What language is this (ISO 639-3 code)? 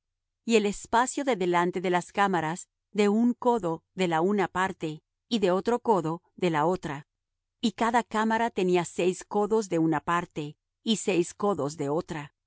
spa